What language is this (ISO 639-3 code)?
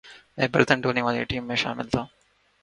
urd